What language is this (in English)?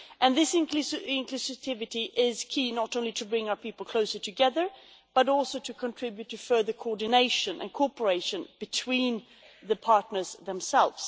English